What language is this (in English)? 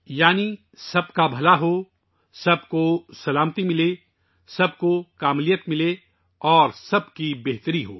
Urdu